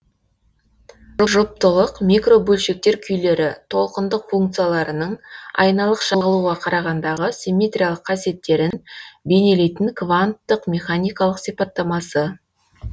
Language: Kazakh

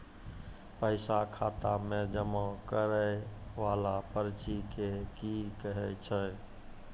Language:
Maithili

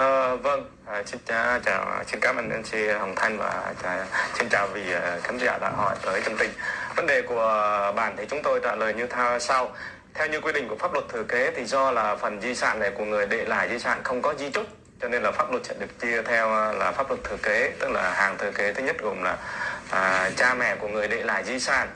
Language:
Vietnamese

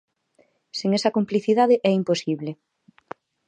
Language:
Galician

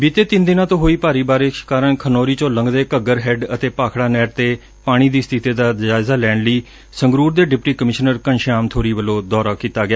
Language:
Punjabi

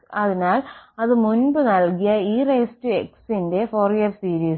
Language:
Malayalam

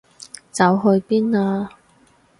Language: Cantonese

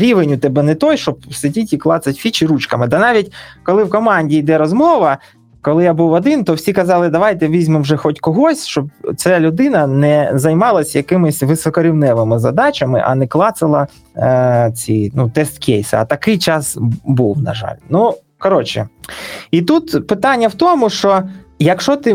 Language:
Ukrainian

